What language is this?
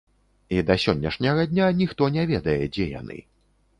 Belarusian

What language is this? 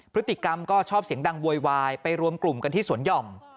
Thai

